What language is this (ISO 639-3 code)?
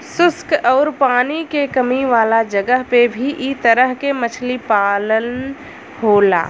bho